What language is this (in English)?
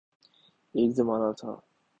Urdu